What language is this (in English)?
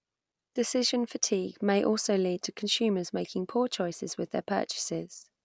English